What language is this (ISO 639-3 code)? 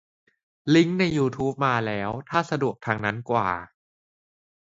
tha